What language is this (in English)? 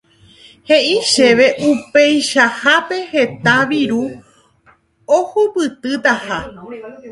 Guarani